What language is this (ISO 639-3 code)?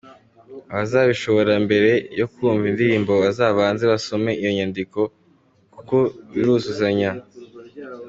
kin